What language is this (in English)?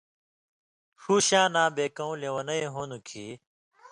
Indus Kohistani